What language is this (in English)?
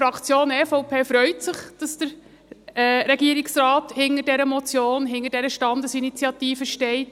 Swiss German